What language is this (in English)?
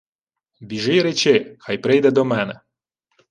Ukrainian